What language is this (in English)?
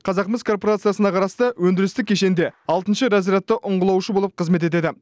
Kazakh